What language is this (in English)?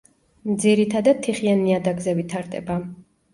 Georgian